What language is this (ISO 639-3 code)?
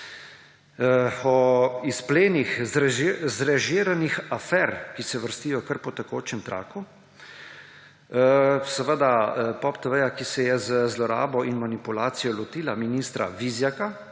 slv